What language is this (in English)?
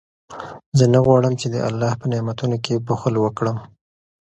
Pashto